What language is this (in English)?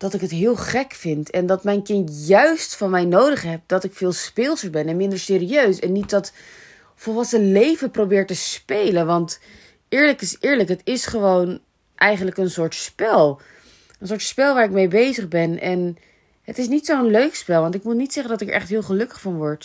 Dutch